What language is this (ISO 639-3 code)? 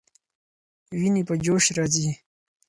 pus